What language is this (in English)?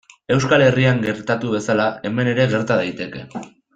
Basque